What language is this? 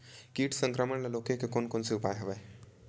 Chhattisgarhi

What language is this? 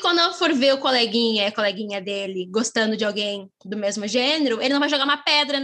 Portuguese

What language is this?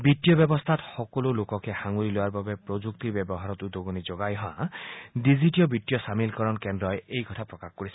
Assamese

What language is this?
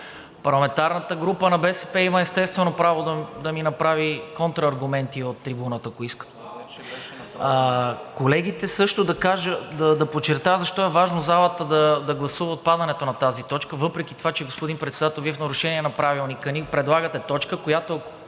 Bulgarian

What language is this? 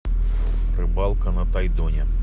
Russian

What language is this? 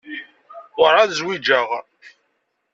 Kabyle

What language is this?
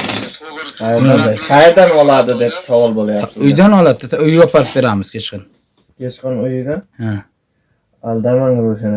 Uzbek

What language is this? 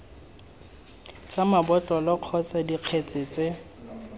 Tswana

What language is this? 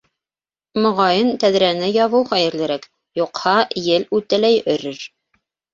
Bashkir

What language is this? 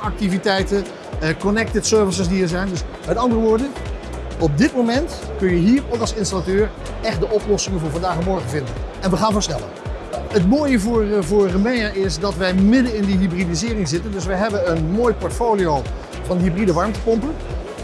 Dutch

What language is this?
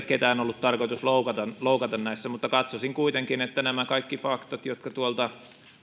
Finnish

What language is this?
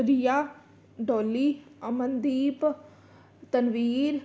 Punjabi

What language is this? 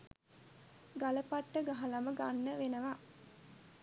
Sinhala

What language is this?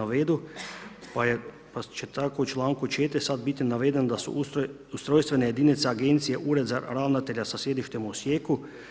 Croatian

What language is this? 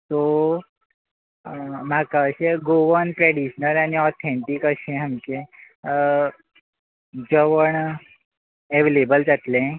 Konkani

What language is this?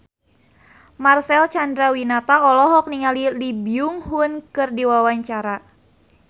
Sundanese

